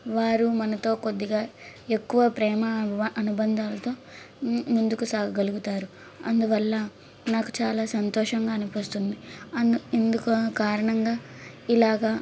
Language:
Telugu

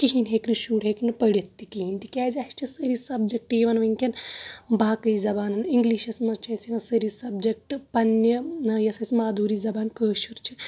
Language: Kashmiri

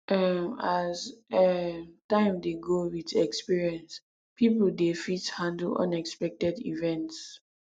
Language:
Nigerian Pidgin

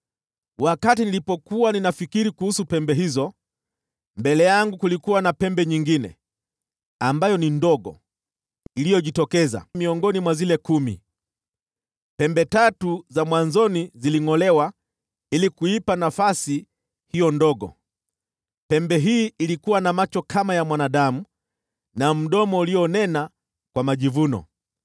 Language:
Swahili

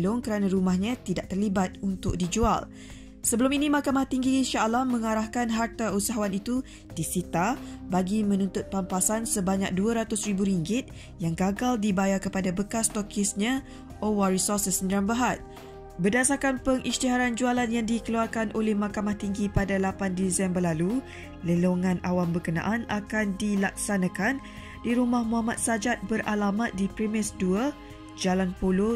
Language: Malay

